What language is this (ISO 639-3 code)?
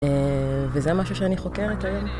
heb